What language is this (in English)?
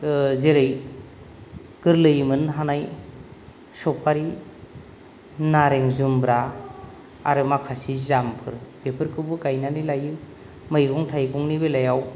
Bodo